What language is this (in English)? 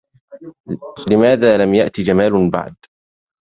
Arabic